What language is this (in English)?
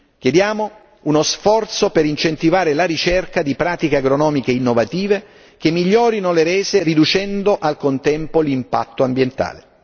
Italian